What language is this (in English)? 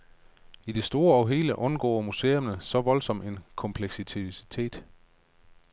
Danish